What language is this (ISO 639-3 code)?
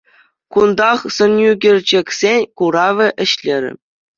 chv